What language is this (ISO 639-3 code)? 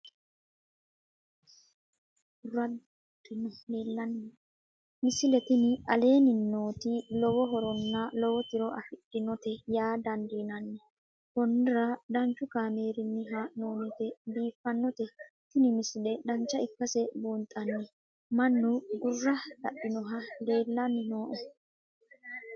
sid